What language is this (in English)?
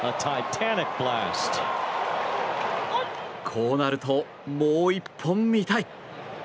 Japanese